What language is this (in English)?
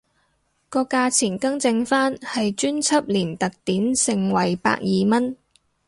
Cantonese